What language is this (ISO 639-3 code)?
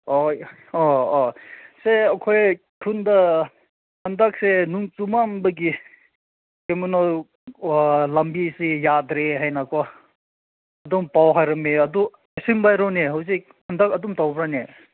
mni